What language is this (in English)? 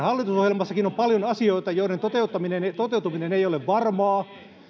Finnish